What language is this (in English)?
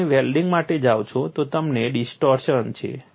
Gujarati